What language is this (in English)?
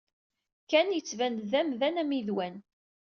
Kabyle